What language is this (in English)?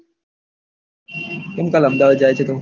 Gujarati